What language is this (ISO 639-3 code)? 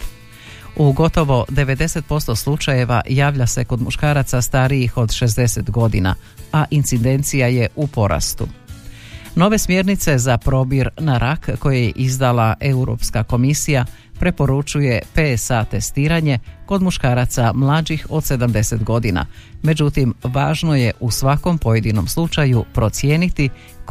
hrv